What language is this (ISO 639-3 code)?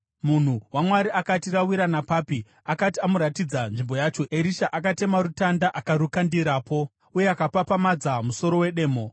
sna